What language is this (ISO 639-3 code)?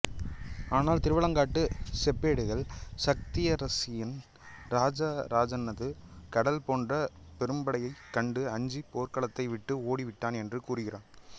tam